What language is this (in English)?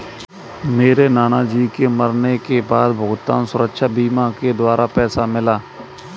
Hindi